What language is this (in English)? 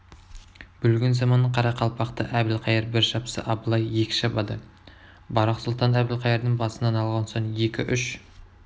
Kazakh